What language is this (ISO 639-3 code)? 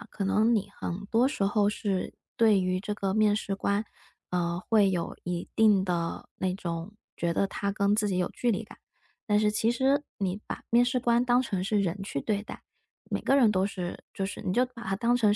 zho